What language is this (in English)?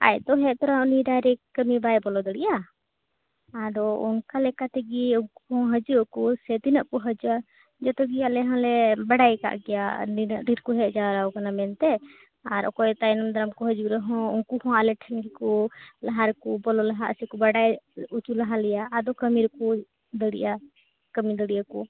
Santali